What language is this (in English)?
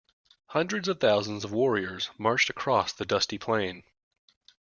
English